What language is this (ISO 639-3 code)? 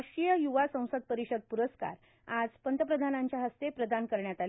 mar